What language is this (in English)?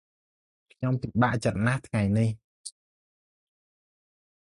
Khmer